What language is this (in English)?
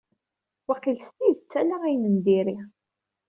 Kabyle